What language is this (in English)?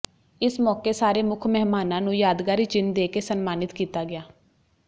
Punjabi